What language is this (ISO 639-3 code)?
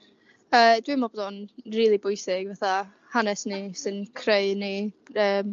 cym